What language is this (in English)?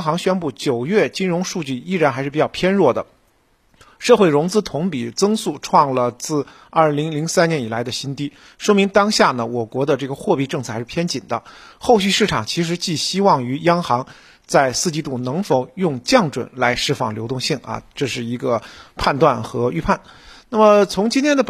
Chinese